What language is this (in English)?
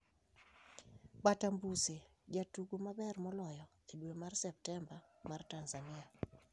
Luo (Kenya and Tanzania)